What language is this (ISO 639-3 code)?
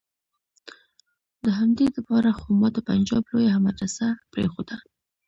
pus